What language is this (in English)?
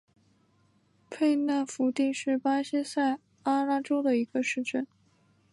Chinese